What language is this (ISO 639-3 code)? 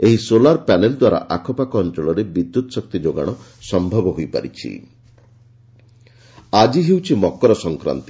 ori